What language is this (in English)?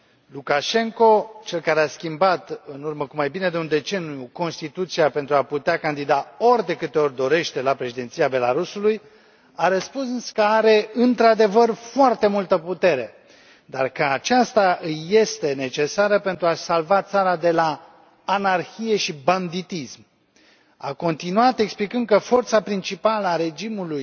Romanian